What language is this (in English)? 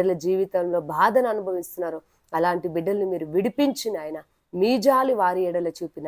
Telugu